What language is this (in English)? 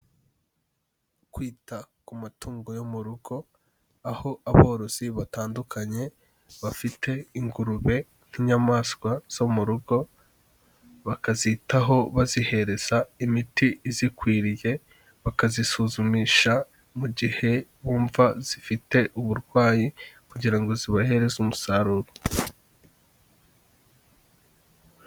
Kinyarwanda